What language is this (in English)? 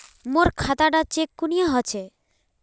Magahi